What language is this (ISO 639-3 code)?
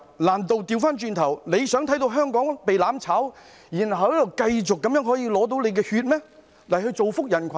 yue